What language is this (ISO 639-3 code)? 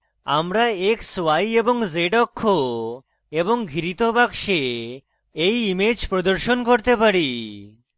ben